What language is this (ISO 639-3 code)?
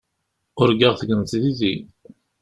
kab